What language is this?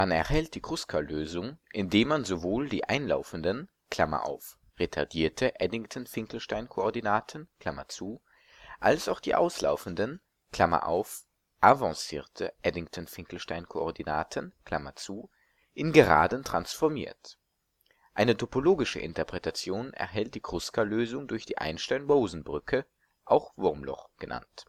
German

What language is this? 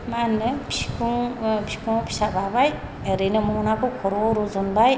Bodo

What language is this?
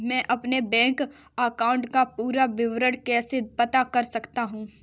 Hindi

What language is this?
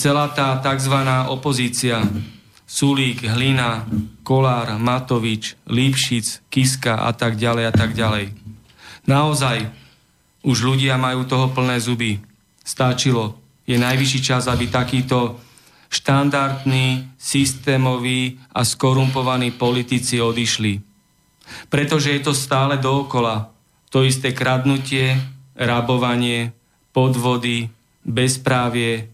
Slovak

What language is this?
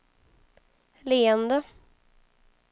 Swedish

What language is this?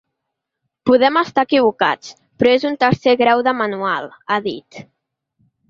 Catalan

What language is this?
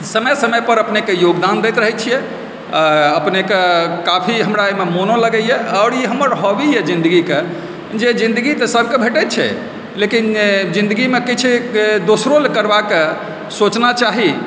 Maithili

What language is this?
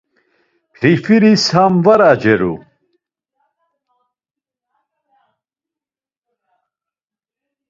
Laz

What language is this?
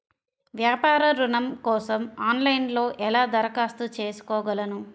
Telugu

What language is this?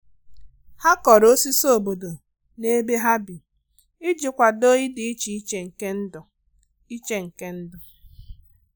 Igbo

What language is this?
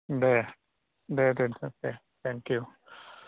Bodo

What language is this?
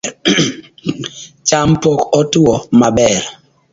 Luo (Kenya and Tanzania)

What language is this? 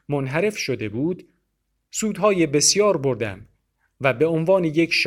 Persian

